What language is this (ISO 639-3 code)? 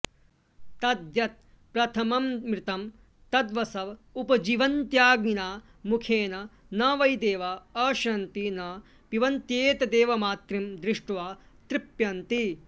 san